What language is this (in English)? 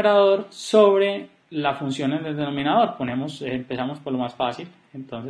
Spanish